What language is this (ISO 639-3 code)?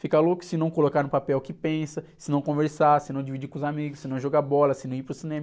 por